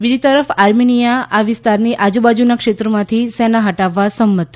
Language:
Gujarati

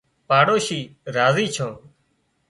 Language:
Wadiyara Koli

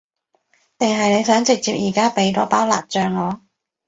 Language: Cantonese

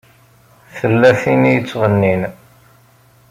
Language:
Kabyle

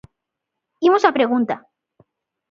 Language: Galician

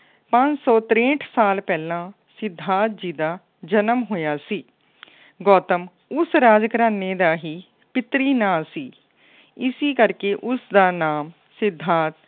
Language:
Punjabi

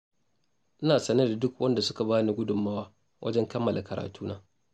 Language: Hausa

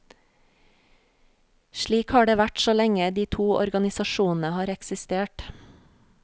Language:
Norwegian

